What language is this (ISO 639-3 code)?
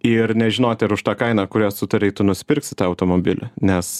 lit